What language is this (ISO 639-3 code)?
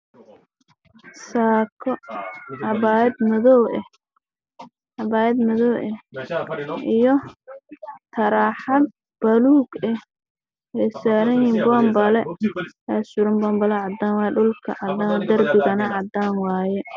som